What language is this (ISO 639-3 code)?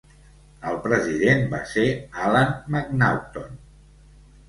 cat